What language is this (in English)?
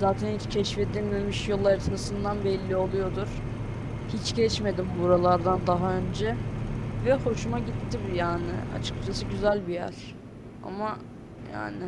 Turkish